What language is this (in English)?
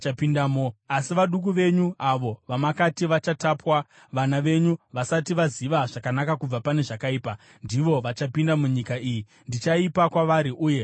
Shona